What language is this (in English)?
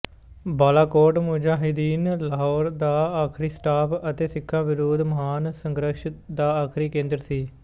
Punjabi